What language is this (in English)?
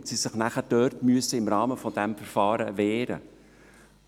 Swiss German